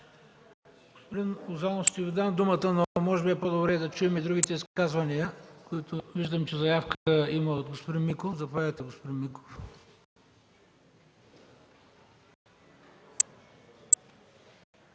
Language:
Bulgarian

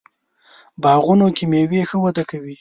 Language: Pashto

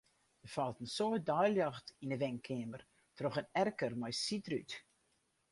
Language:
Western Frisian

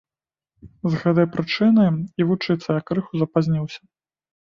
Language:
Belarusian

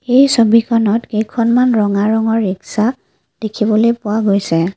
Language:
Assamese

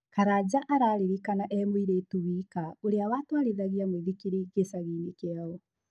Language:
Kikuyu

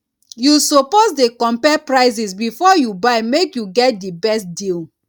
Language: Nigerian Pidgin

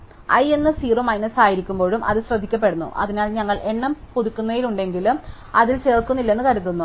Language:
Malayalam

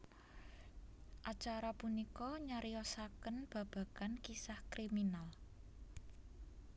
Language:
Javanese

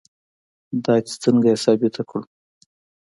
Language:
Pashto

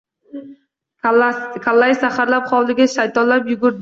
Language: Uzbek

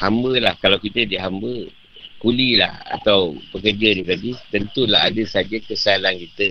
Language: Malay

